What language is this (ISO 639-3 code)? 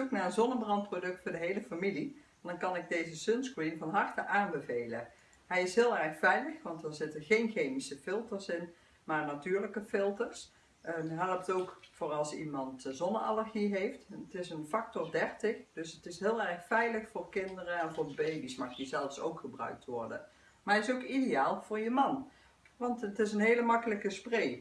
nld